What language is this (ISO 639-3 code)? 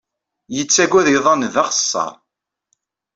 kab